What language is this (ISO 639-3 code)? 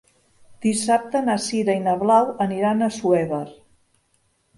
cat